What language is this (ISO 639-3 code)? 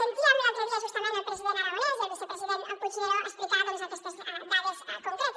cat